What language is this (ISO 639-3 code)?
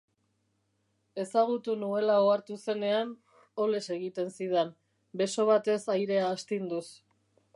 eus